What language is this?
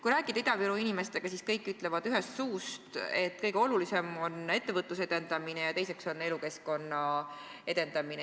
Estonian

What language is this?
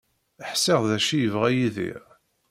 Kabyle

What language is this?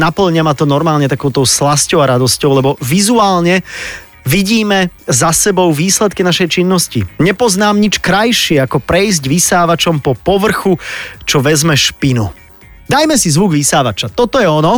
Slovak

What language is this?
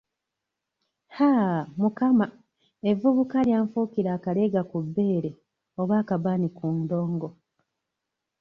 Ganda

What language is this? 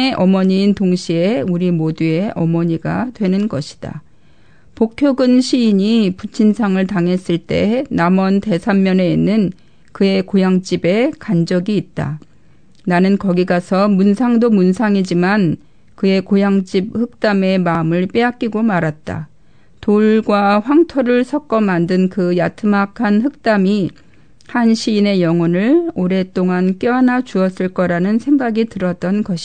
Korean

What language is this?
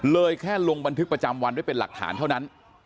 Thai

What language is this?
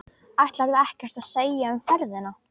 Icelandic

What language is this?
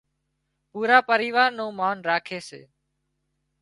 Wadiyara Koli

